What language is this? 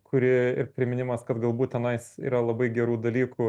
Lithuanian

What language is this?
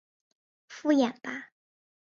Chinese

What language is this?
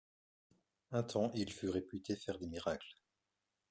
French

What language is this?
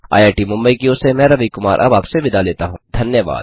Hindi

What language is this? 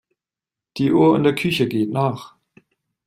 German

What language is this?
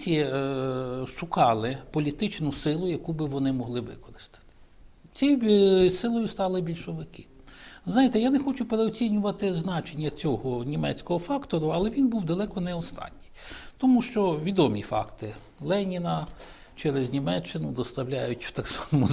Ukrainian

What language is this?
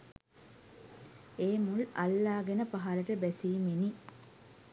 Sinhala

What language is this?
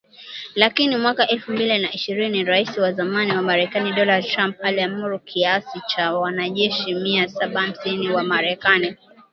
Swahili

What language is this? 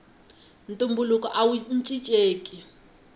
Tsonga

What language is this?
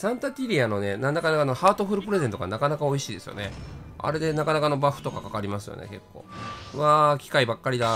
Japanese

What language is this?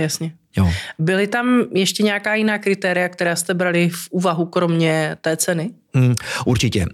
Czech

